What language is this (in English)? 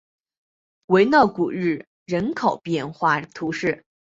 Chinese